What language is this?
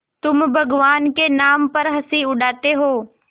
Hindi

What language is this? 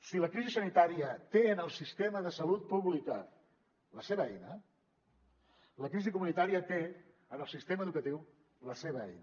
Catalan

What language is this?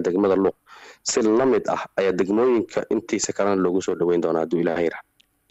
Arabic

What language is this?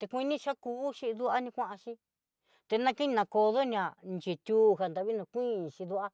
Southeastern Nochixtlán Mixtec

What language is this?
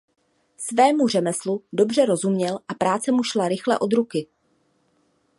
Czech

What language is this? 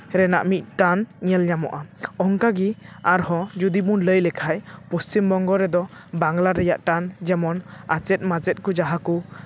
Santali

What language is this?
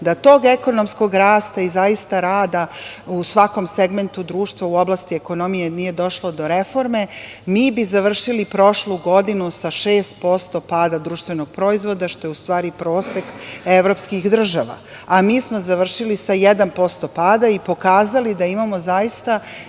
Serbian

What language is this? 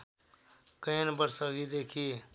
Nepali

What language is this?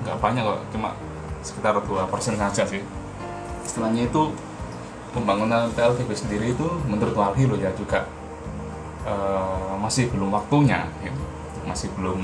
Indonesian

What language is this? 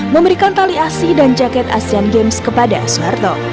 Indonesian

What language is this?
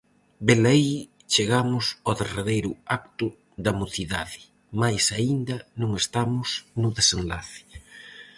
Galician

